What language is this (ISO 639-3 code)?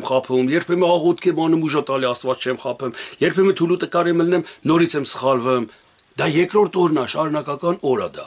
ron